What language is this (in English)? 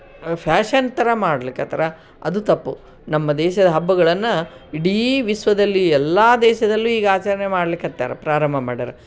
Kannada